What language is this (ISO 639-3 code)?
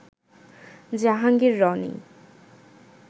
ben